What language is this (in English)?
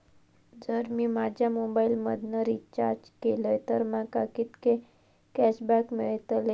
Marathi